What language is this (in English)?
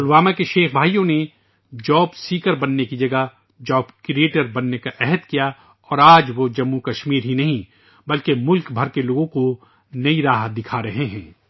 Urdu